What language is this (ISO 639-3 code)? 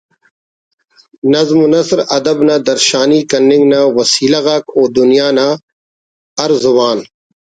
brh